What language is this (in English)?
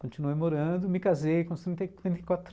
Portuguese